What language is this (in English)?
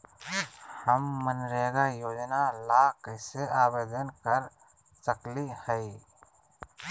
Magahi